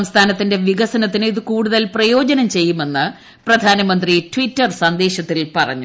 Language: Malayalam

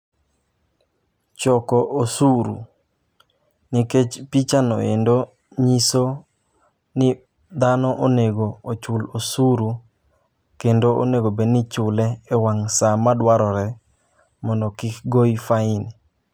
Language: Luo (Kenya and Tanzania)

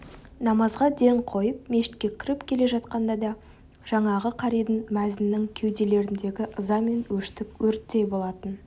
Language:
Kazakh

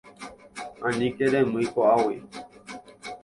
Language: Guarani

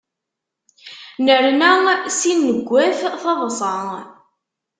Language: Kabyle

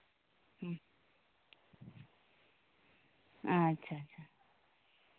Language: Santali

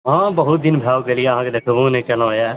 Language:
Maithili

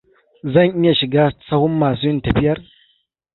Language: Hausa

